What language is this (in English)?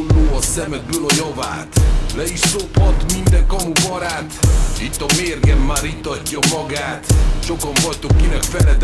Hungarian